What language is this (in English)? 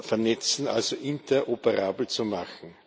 German